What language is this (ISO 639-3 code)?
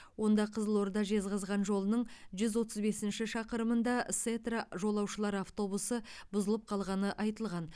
kaz